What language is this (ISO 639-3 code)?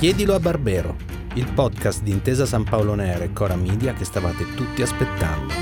ita